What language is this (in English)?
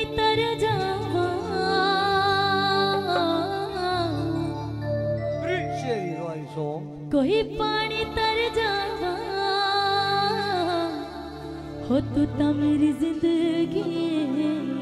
Indonesian